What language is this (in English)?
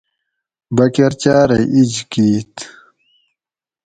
Gawri